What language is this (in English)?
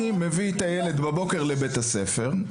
Hebrew